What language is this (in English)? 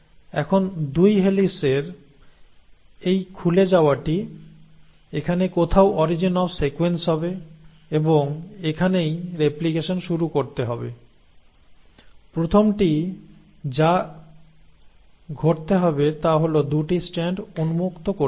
Bangla